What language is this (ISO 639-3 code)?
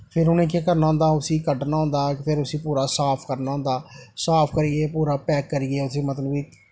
doi